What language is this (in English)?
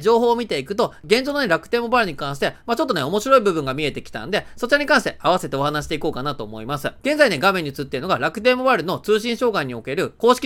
Japanese